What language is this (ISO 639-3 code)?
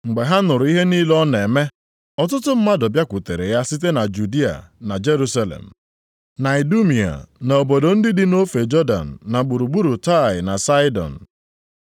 ibo